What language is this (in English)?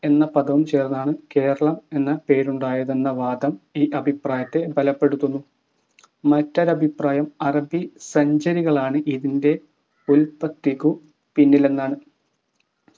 Malayalam